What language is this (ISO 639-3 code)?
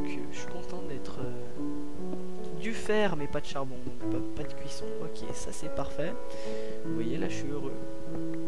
fra